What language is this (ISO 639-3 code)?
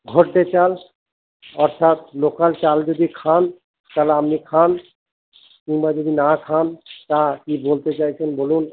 ben